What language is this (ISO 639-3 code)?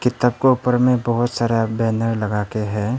hin